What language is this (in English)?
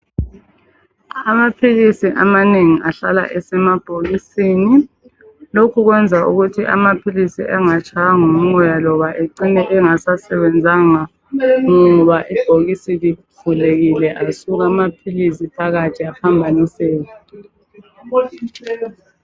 North Ndebele